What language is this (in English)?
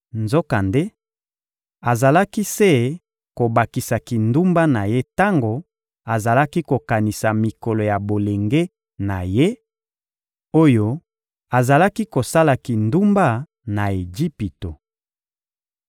Lingala